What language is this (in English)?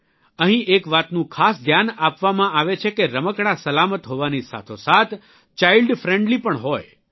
Gujarati